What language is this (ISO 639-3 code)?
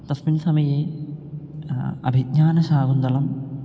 san